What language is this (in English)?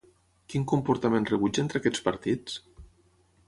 Catalan